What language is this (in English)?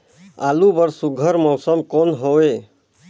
Chhattisgarhi